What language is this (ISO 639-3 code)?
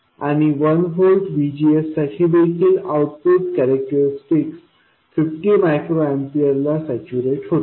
mar